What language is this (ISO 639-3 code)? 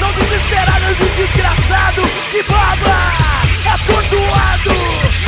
por